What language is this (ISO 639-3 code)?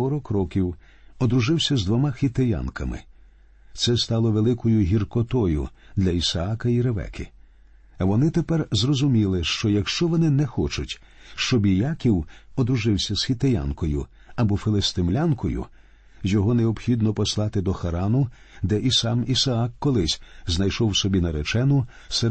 ukr